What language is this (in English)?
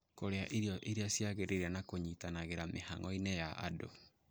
Kikuyu